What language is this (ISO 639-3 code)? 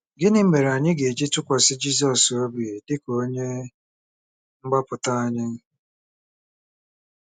ibo